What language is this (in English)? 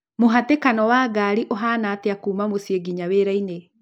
Kikuyu